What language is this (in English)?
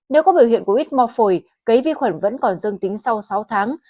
Vietnamese